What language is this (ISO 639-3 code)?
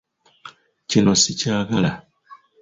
lug